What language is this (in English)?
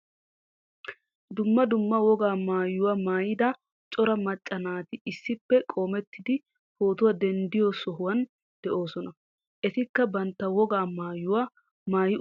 Wolaytta